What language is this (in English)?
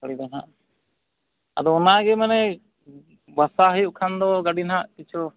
Santali